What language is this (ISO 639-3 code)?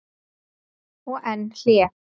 isl